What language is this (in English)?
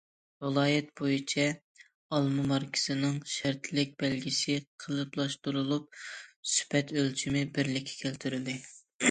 Uyghur